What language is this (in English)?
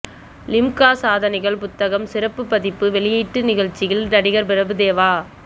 Tamil